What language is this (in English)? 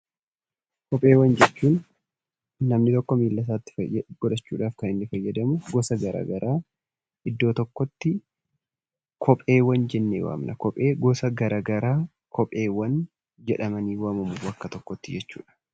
Oromo